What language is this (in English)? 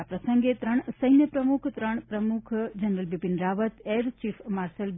Gujarati